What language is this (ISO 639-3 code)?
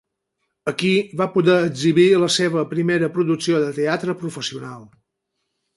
cat